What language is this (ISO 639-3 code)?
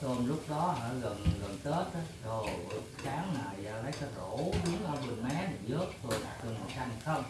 vie